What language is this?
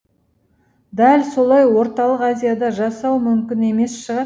Kazakh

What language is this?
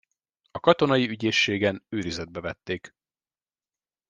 Hungarian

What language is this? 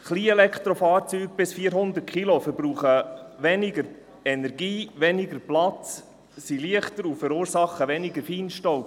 Swiss German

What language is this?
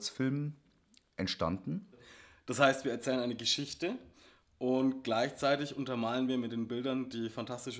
German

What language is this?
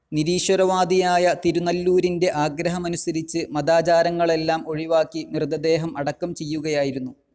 Malayalam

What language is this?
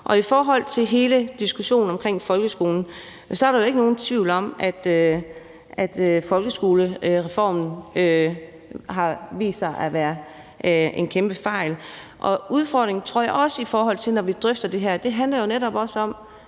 Danish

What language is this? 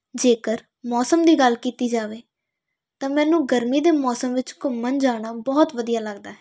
Punjabi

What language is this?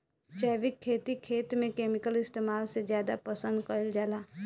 Bhojpuri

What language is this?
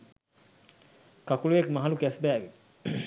Sinhala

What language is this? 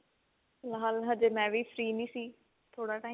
Punjabi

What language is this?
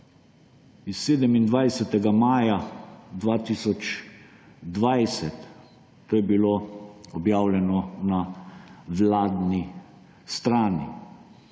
Slovenian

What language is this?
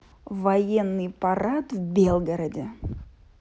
Russian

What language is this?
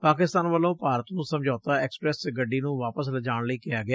Punjabi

